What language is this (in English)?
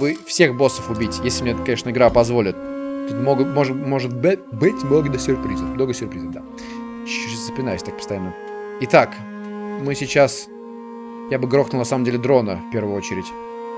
Russian